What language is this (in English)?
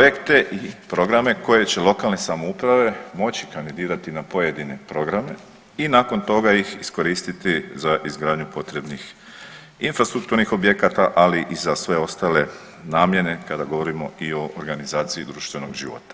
Croatian